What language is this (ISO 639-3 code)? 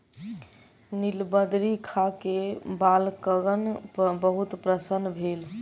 mai